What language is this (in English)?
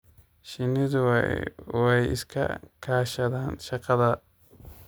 Somali